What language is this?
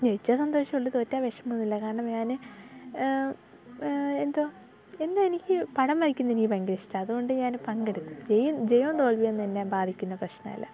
Malayalam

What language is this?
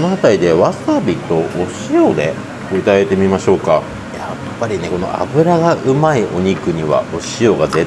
Japanese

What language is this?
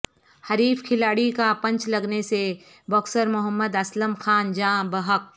Urdu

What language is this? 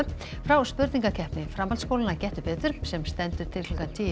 Icelandic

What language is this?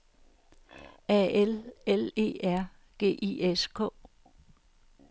Danish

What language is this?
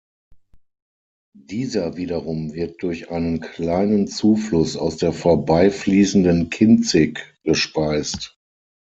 German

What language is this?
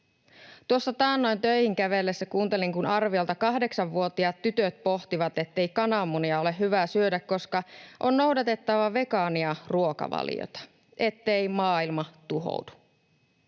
Finnish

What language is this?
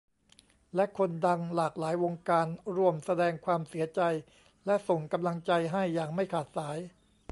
Thai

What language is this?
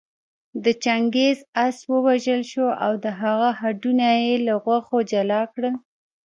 Pashto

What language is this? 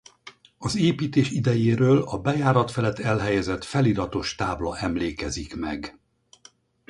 Hungarian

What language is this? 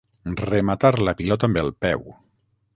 Catalan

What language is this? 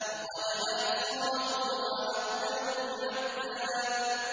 Arabic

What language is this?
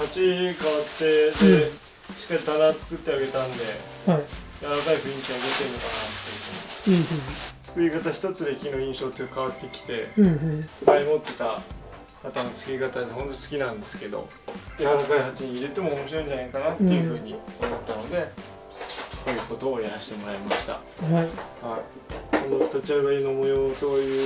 Japanese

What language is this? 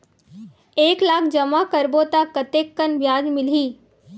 Chhattisgarhi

